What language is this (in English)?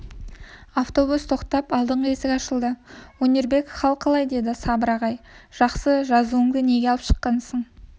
Kazakh